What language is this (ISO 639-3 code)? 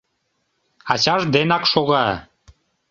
chm